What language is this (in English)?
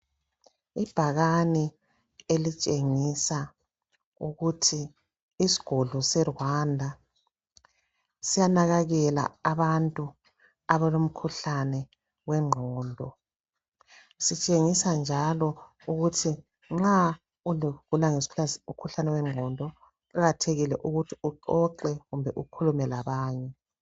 North Ndebele